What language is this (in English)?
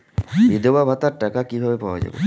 Bangla